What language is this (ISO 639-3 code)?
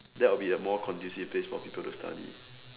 eng